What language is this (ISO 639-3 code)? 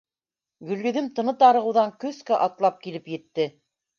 bak